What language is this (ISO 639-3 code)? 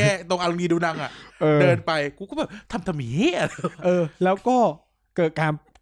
tha